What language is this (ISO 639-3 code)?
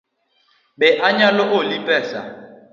luo